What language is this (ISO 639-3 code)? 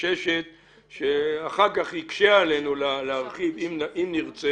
heb